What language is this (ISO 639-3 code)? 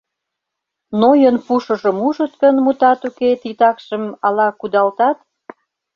chm